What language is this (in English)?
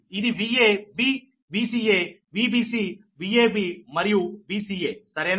Telugu